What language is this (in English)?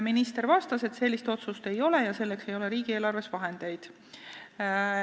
Estonian